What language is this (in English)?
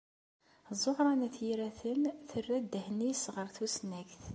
Kabyle